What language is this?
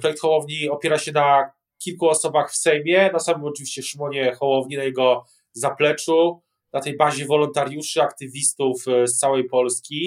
Polish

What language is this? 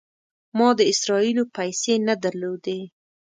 Pashto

